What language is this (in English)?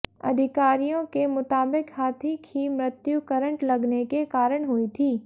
Hindi